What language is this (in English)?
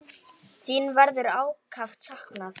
Icelandic